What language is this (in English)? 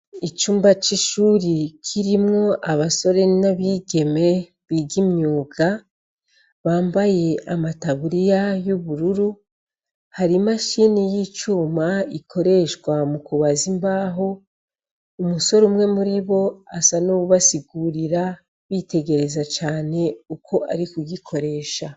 Rundi